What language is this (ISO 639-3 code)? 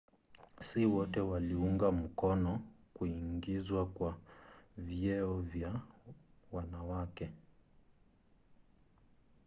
swa